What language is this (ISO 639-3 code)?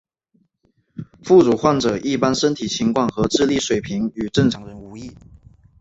zho